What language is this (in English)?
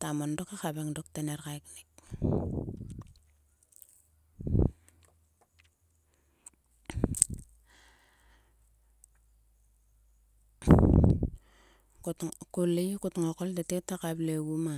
Sulka